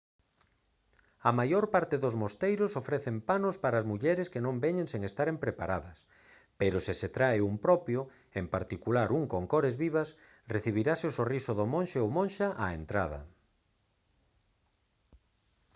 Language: Galician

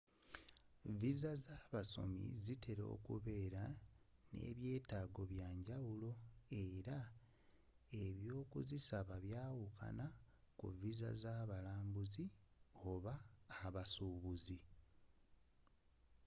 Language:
Ganda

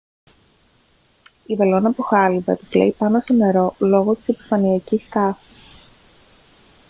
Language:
Greek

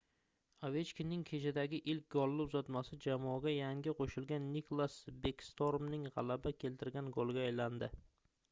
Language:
Uzbek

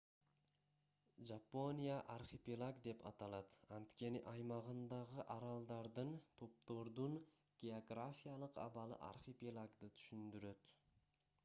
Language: Kyrgyz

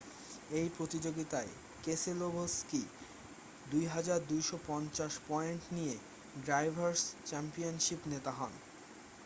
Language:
Bangla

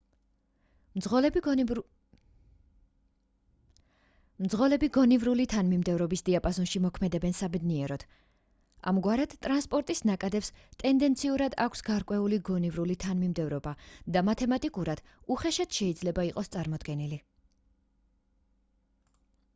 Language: Georgian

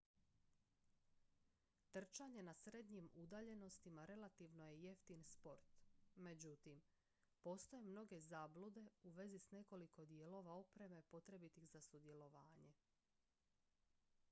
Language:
Croatian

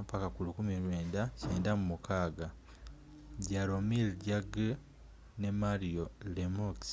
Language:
Ganda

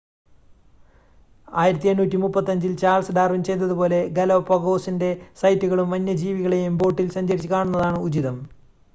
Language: Malayalam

